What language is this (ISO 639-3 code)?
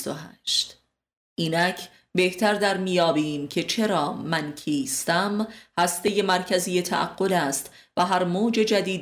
fas